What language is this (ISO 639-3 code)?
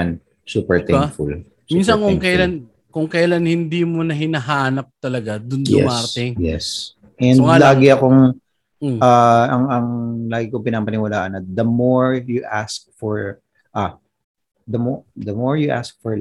fil